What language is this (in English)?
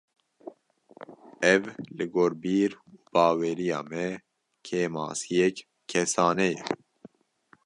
Kurdish